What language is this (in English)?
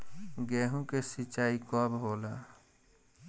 Bhojpuri